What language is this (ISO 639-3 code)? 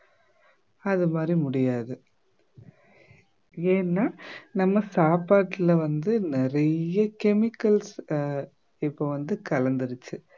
tam